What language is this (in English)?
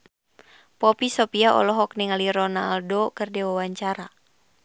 Sundanese